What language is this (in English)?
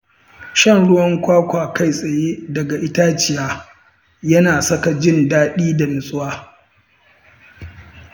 Hausa